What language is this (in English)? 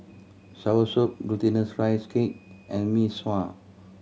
English